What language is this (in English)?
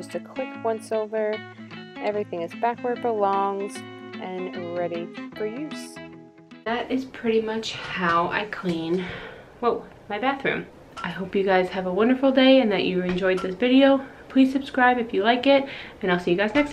English